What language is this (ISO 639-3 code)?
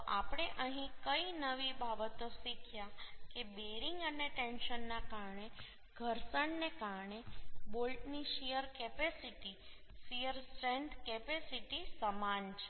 guj